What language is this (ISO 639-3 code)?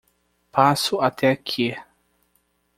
por